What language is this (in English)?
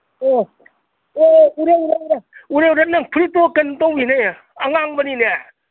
Manipuri